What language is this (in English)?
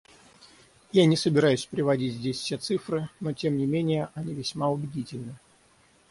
Russian